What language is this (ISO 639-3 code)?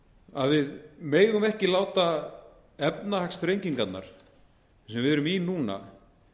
isl